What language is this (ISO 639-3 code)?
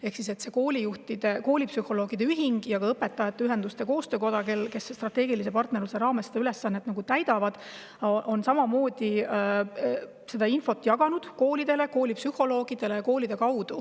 est